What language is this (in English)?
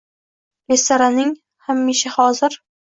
Uzbek